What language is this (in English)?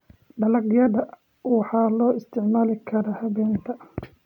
Somali